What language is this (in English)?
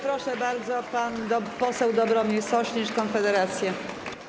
Polish